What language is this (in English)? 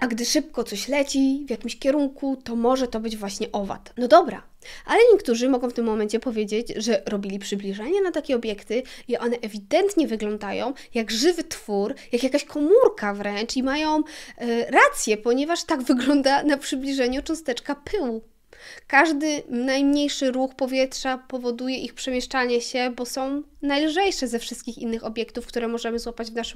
Polish